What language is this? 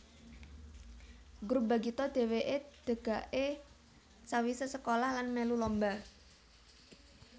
Javanese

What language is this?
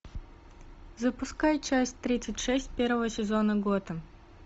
Russian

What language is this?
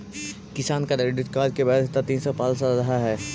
Magahi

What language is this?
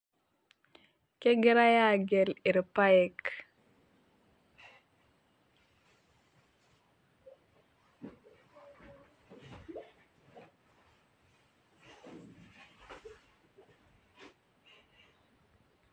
Masai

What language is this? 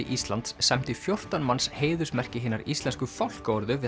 Icelandic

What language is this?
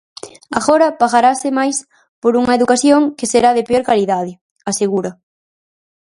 Galician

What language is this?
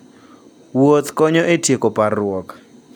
Luo (Kenya and Tanzania)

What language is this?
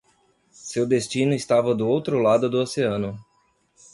Portuguese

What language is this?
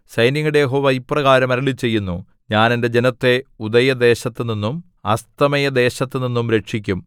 Malayalam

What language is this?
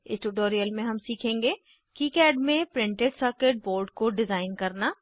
Hindi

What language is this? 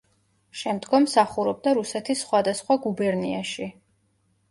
Georgian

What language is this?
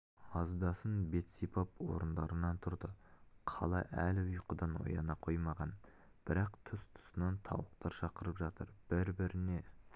Kazakh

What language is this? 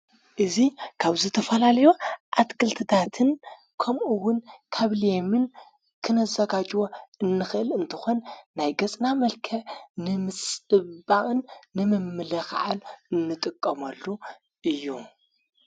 Tigrinya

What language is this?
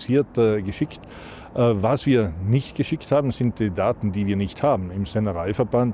German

